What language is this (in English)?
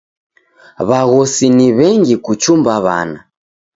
Taita